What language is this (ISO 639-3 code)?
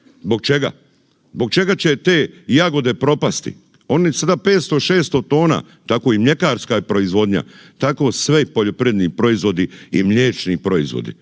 hrv